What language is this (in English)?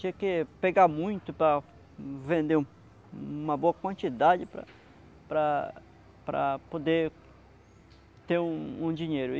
Portuguese